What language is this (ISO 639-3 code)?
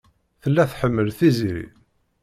kab